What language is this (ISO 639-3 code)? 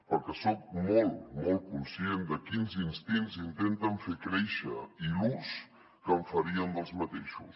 cat